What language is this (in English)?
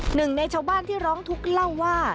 Thai